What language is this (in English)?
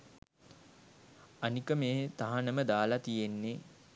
Sinhala